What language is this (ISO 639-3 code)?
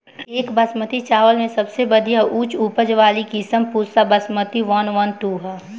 bho